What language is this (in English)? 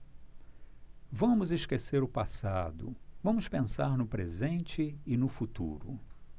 Portuguese